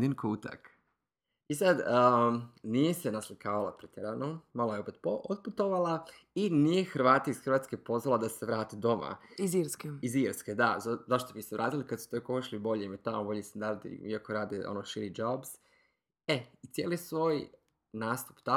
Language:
Croatian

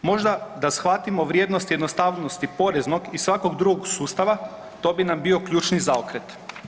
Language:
Croatian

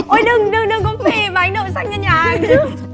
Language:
Vietnamese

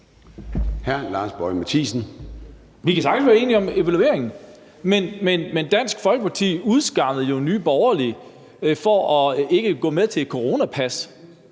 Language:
Danish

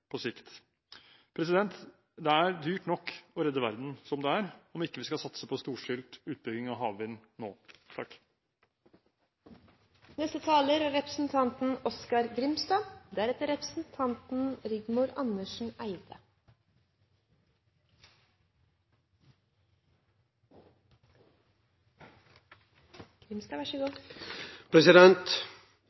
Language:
Norwegian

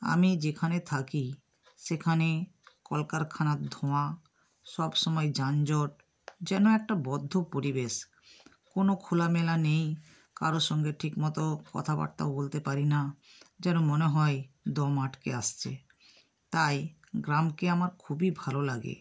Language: Bangla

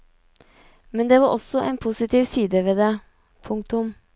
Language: Norwegian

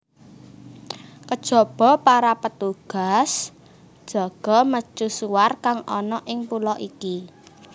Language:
Javanese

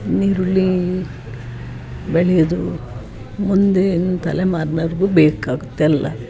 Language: Kannada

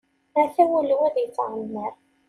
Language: Kabyle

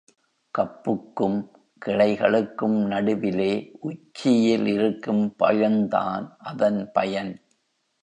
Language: Tamil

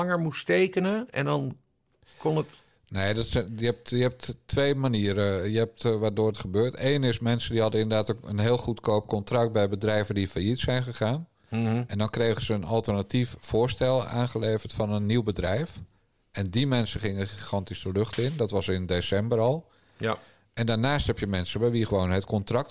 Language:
Dutch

